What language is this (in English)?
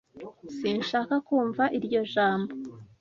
Kinyarwanda